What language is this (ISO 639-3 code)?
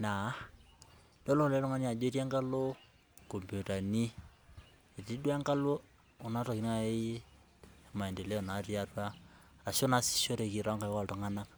mas